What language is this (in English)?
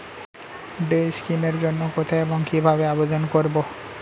Bangla